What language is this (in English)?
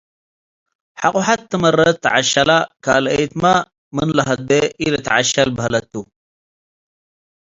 Tigre